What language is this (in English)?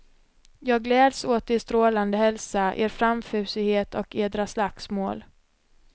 Swedish